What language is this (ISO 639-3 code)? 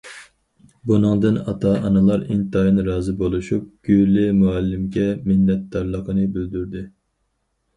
uig